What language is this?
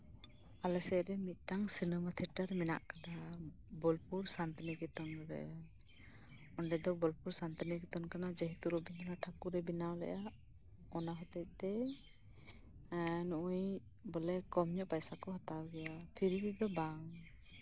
Santali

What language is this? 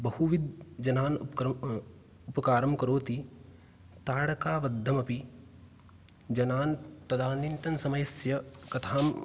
Sanskrit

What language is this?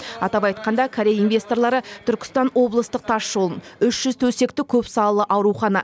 Kazakh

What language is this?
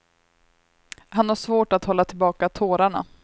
Swedish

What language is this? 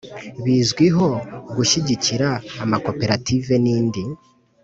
Kinyarwanda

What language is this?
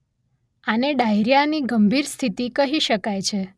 Gujarati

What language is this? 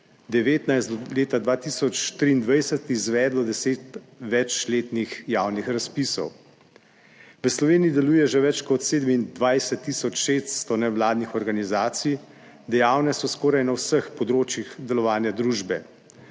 Slovenian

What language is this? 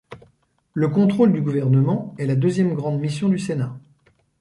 French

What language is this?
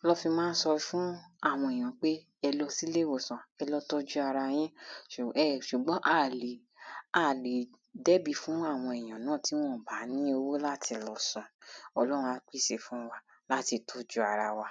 Yoruba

